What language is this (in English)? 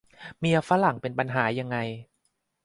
Thai